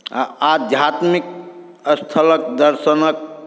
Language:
Maithili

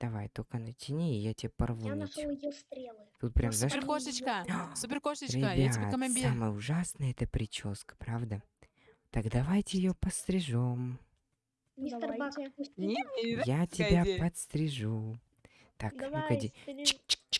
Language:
Russian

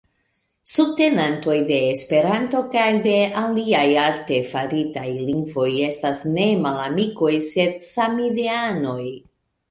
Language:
Esperanto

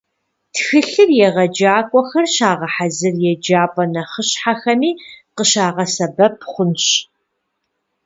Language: Kabardian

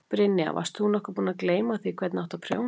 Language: Icelandic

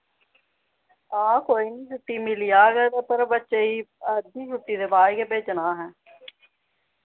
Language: Dogri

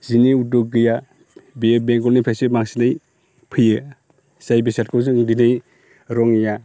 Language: Bodo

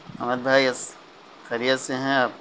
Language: Urdu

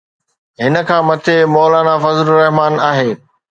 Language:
Sindhi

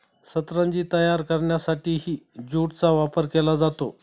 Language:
Marathi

